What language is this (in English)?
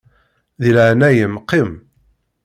Kabyle